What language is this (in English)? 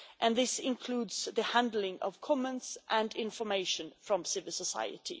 English